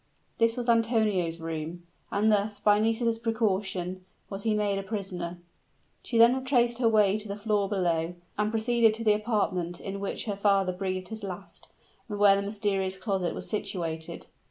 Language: English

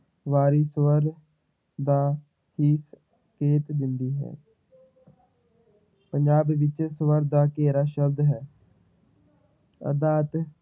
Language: Punjabi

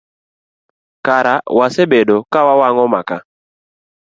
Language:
Luo (Kenya and Tanzania)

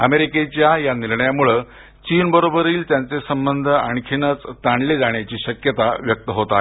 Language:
Marathi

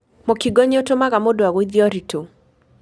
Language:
Kikuyu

